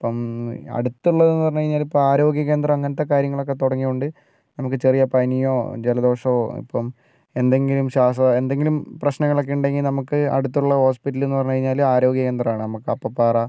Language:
Malayalam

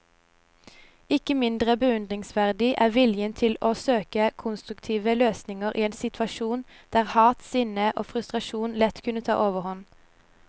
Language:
Norwegian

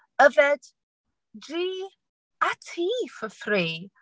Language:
Welsh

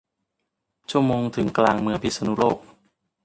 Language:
Thai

